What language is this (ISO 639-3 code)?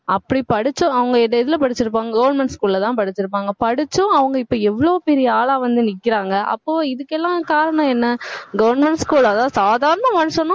tam